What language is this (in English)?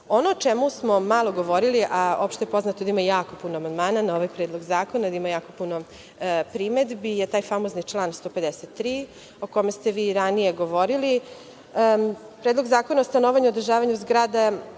Serbian